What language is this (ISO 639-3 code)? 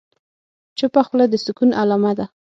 pus